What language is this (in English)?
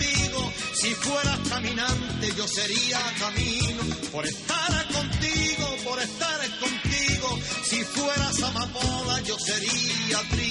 Spanish